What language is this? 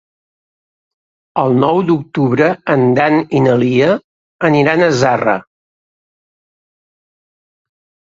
Catalan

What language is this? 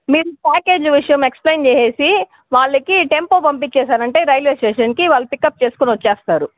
Telugu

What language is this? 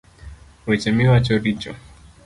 Luo (Kenya and Tanzania)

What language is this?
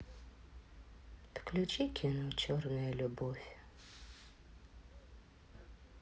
Russian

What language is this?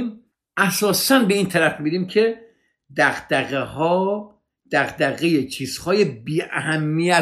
Persian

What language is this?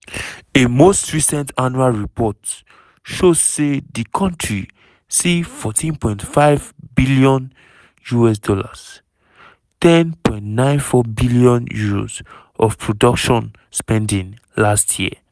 Nigerian Pidgin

